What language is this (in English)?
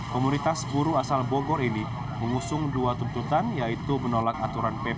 Indonesian